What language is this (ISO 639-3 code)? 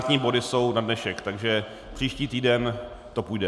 ces